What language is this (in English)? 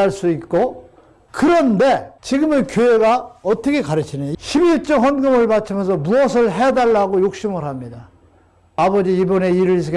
Korean